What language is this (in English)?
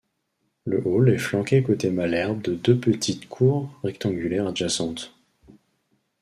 French